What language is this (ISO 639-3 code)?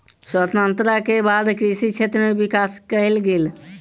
mai